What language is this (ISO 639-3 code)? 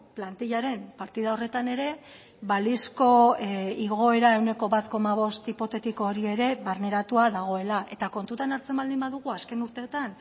eus